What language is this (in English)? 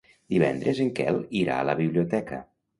Catalan